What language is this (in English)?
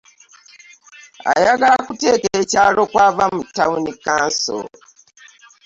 Ganda